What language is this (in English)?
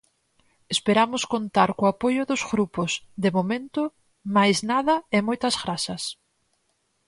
Galician